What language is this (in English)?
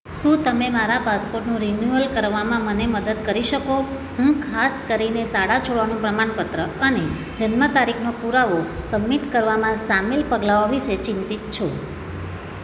Gujarati